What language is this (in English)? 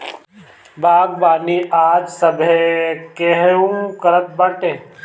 Bhojpuri